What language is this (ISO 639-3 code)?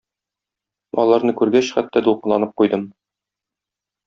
tat